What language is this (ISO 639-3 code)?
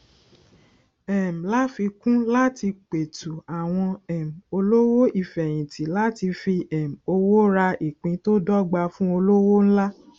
yor